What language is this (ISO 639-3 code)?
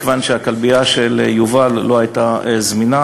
heb